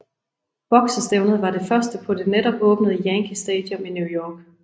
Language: Danish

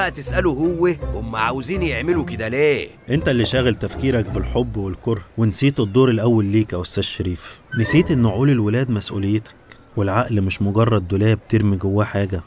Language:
Arabic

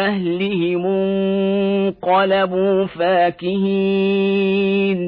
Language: Arabic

